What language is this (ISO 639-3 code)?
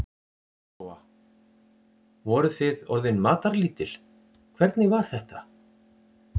isl